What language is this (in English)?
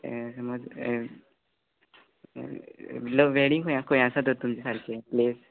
Konkani